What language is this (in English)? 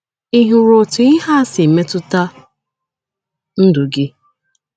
Igbo